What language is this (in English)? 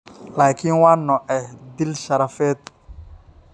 Somali